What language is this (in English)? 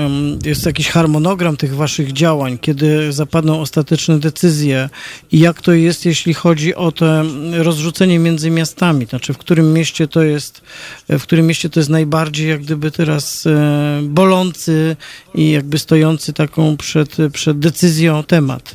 Polish